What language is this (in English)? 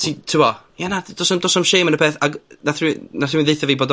Welsh